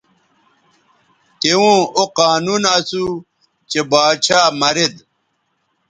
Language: Bateri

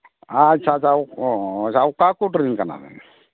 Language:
Santali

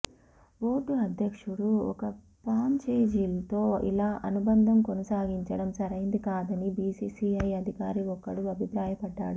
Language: Telugu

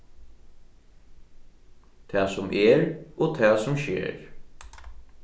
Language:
Faroese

